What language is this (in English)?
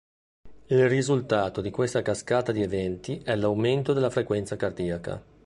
Italian